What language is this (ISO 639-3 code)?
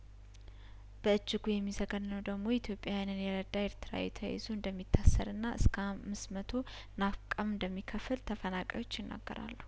amh